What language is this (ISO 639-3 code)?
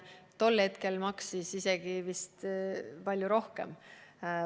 est